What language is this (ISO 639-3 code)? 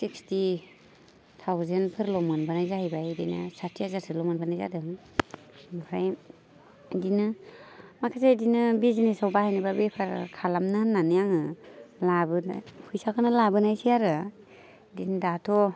brx